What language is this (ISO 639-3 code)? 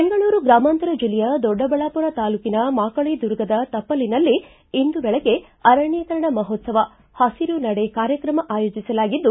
kan